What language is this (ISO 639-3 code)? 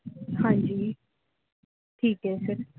pan